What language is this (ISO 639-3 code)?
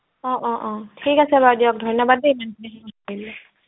asm